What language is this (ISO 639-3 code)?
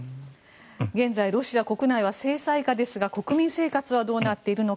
jpn